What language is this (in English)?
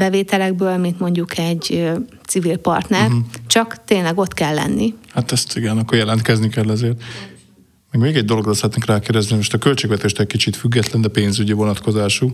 Hungarian